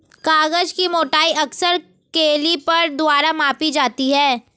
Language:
Hindi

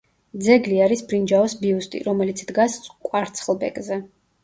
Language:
Georgian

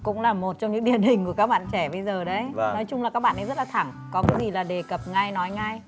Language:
Vietnamese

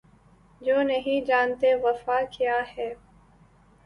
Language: Urdu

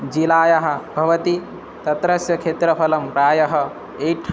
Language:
Sanskrit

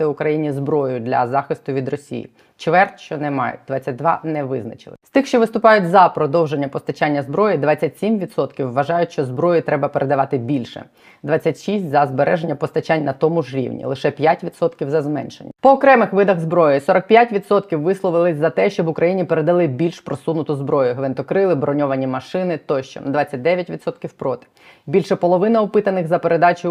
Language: Ukrainian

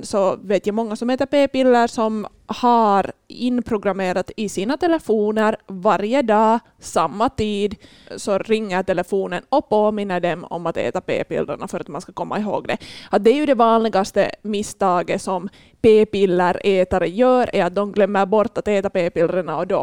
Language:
Swedish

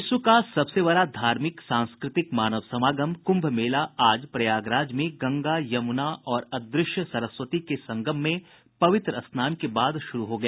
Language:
Hindi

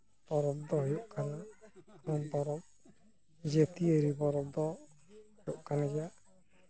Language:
Santali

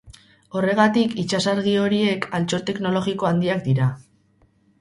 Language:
Basque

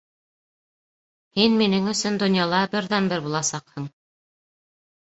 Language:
Bashkir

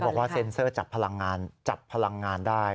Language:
Thai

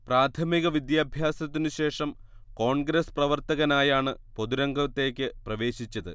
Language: Malayalam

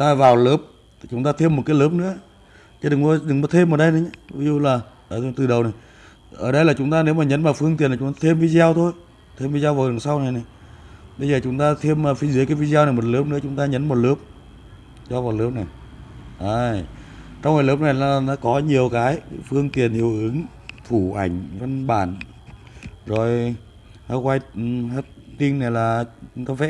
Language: Vietnamese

